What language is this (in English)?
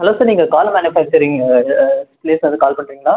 Tamil